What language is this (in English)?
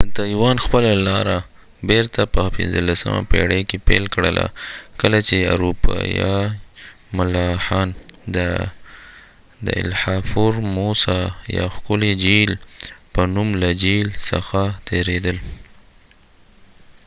Pashto